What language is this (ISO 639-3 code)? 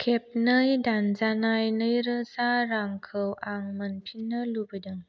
brx